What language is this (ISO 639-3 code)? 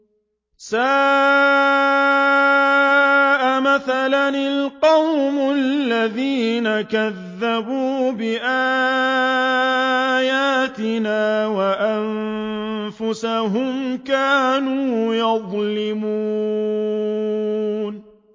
ara